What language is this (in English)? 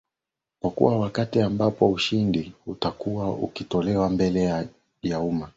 Swahili